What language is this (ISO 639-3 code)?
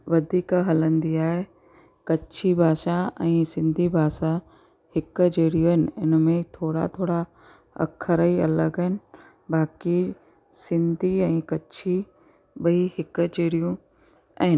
snd